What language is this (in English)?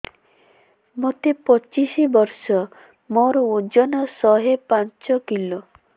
Odia